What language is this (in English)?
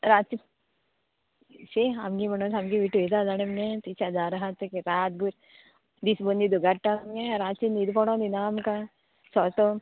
Konkani